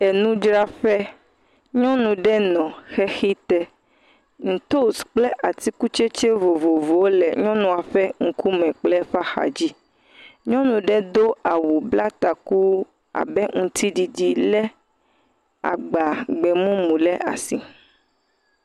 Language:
Ewe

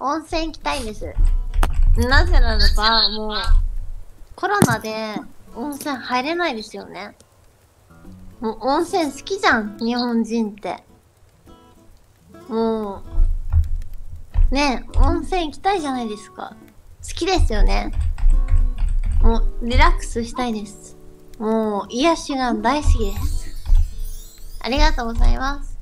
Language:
Japanese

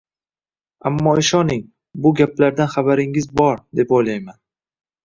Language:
Uzbek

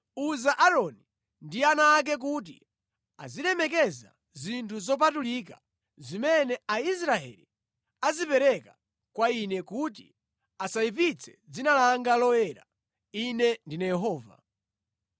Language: Nyanja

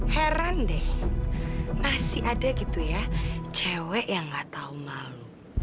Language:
Indonesian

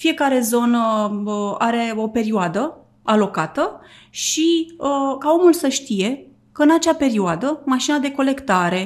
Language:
Romanian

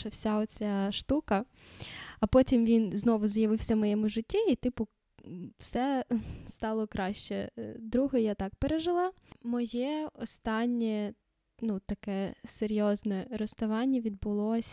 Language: Ukrainian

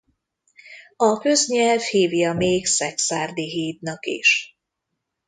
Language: Hungarian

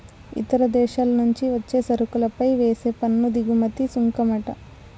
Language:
Telugu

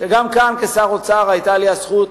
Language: Hebrew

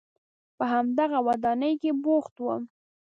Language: Pashto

